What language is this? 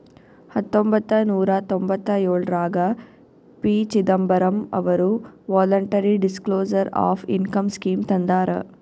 Kannada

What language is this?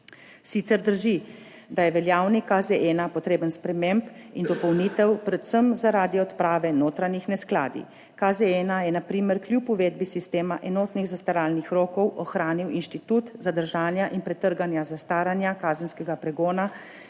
Slovenian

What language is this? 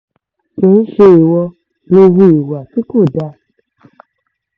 Yoruba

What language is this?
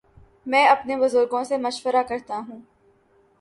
Urdu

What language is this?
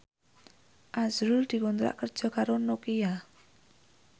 Javanese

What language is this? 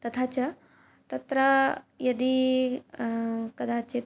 Sanskrit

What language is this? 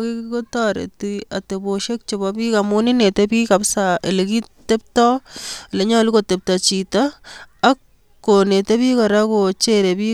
Kalenjin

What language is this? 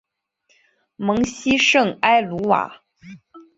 Chinese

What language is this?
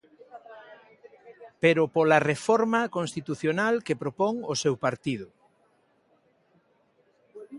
Galician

